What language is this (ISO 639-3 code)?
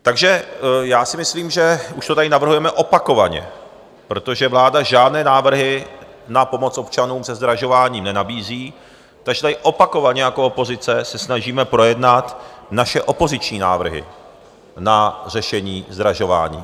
ces